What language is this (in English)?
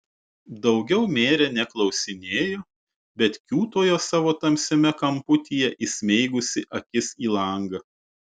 Lithuanian